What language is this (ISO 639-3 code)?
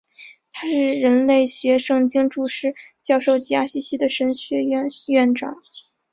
zho